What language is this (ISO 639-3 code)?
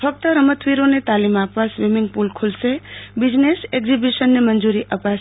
guj